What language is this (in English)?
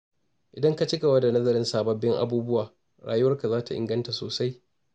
Hausa